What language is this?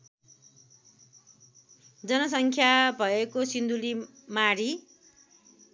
Nepali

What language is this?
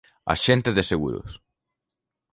Galician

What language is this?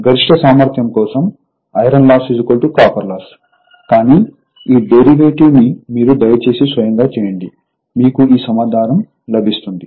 Telugu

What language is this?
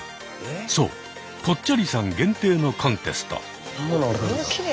Japanese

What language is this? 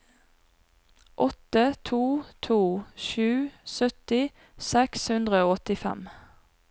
Norwegian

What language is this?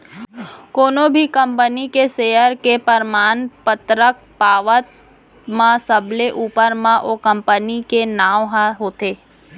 Chhattisgarhi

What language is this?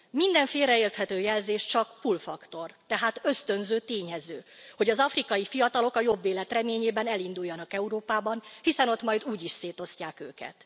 Hungarian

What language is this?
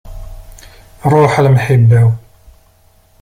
Kabyle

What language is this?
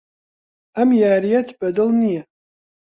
Central Kurdish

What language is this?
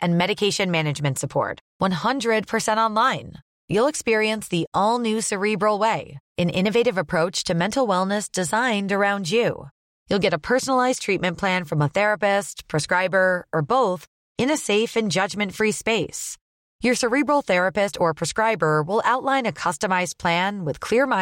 Swedish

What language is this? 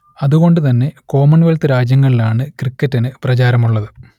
Malayalam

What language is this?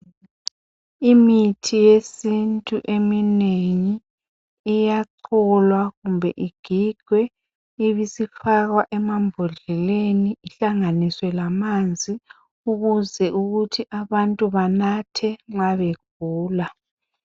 North Ndebele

